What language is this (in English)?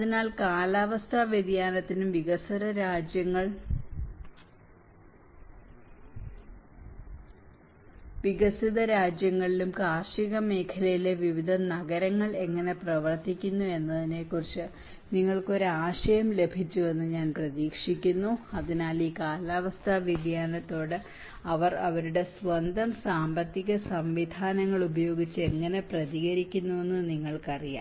Malayalam